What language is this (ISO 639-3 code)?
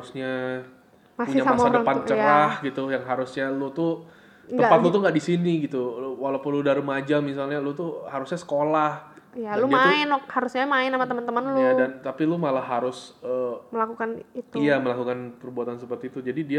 ind